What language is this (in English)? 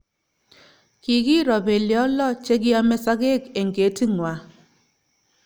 Kalenjin